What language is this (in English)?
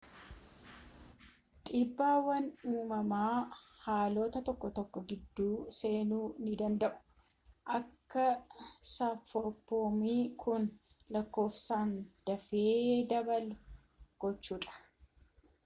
Oromo